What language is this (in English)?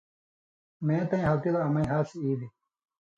Indus Kohistani